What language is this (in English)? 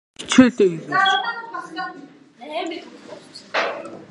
Mongolian